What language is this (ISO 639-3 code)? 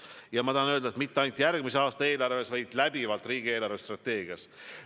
est